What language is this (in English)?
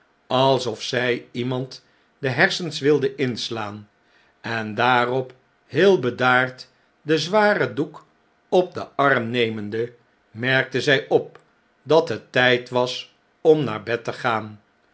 Dutch